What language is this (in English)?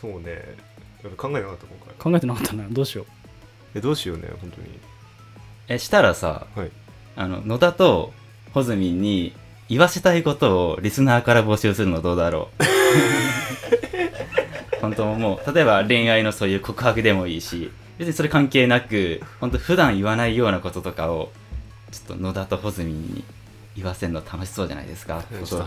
Japanese